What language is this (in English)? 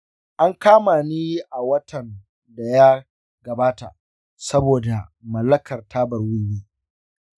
Hausa